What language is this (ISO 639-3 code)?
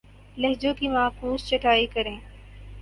urd